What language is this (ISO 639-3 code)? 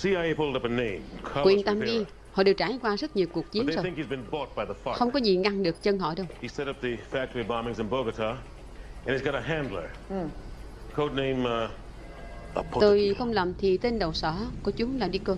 vie